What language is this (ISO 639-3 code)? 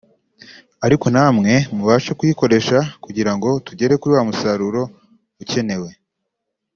kin